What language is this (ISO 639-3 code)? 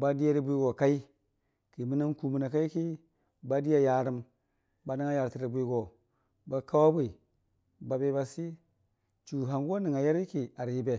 cfa